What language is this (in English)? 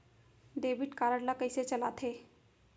Chhattisgarhi